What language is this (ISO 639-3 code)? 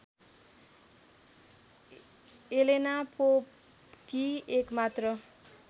nep